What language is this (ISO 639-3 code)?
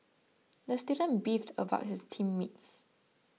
eng